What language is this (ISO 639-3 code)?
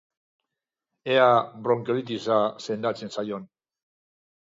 eus